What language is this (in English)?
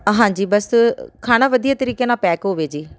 Punjabi